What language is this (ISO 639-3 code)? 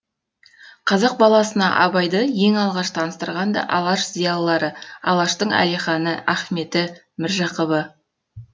kaz